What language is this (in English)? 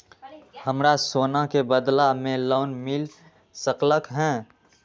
Magahi